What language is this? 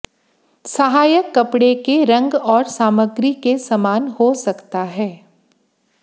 Hindi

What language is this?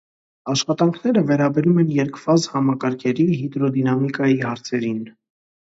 Armenian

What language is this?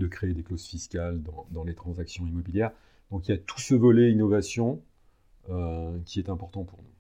French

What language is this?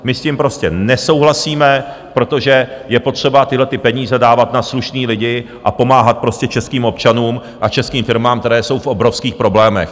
Czech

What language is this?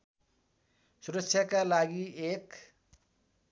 Nepali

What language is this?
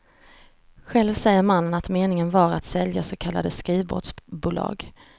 Swedish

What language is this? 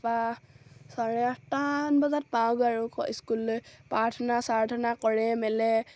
Assamese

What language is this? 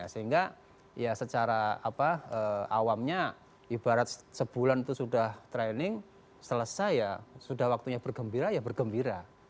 Indonesian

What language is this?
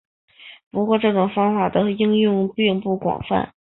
Chinese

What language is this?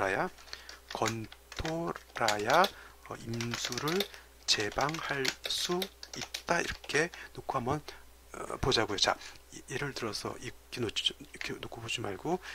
Korean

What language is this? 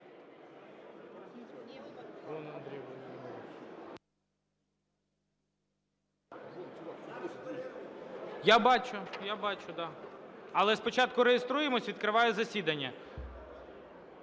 Ukrainian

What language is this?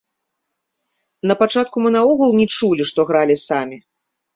Belarusian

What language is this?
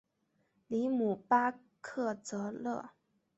Chinese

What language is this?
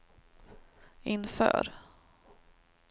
Swedish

